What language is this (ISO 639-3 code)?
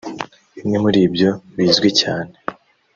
kin